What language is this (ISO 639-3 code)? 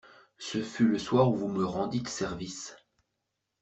fra